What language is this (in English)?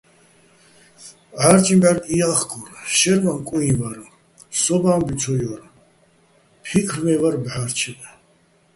Bats